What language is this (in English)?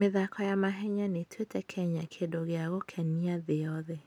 Kikuyu